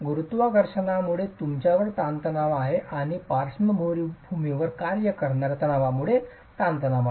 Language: Marathi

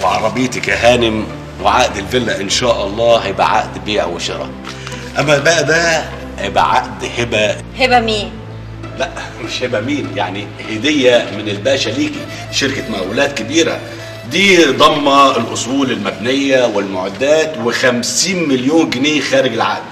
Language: Arabic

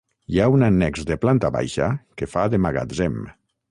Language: Catalan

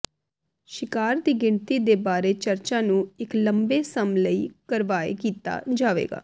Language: Punjabi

